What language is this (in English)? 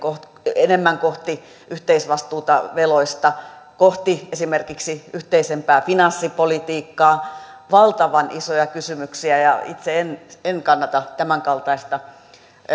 Finnish